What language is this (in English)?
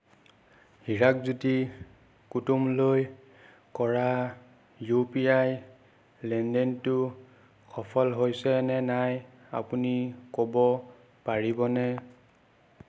Assamese